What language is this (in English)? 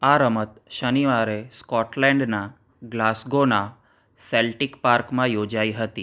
Gujarati